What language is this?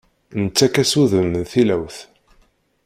Kabyle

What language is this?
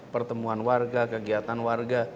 Indonesian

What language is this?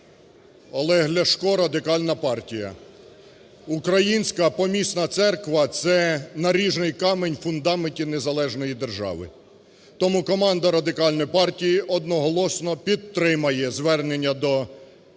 Ukrainian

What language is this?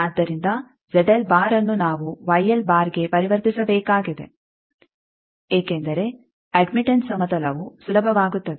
Kannada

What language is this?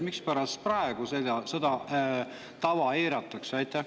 Estonian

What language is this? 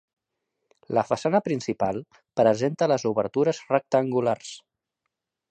Catalan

